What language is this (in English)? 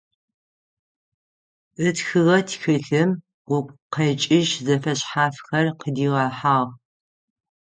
Adyghe